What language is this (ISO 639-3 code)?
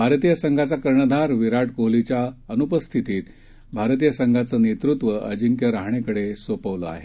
mar